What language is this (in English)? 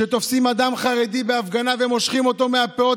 Hebrew